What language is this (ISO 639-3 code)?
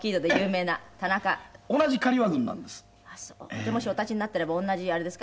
jpn